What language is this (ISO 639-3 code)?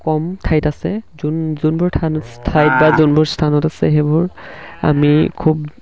asm